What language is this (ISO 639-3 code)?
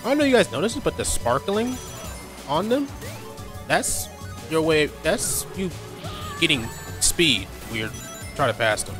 eng